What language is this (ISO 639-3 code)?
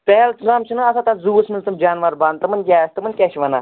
kas